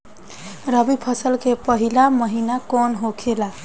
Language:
Bhojpuri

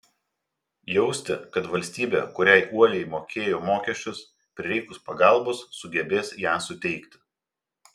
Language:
Lithuanian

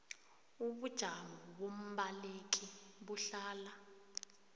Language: South Ndebele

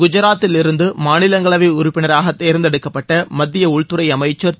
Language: Tamil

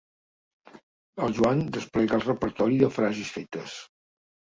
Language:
Catalan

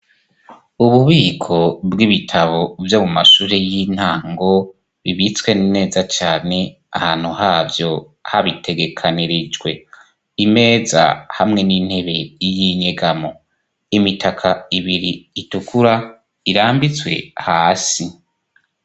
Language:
Rundi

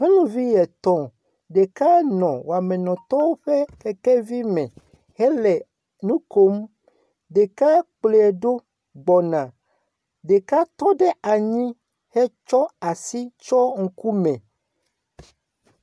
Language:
Ewe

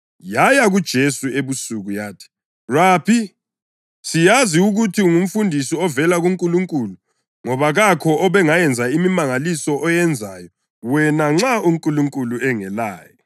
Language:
North Ndebele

